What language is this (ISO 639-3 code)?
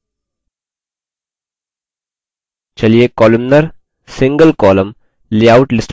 hin